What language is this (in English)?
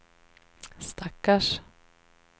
Swedish